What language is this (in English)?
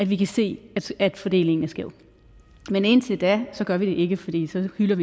Danish